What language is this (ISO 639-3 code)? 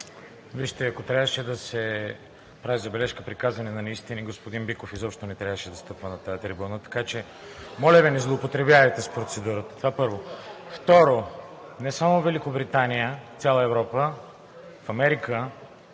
bul